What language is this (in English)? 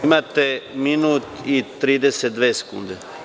Serbian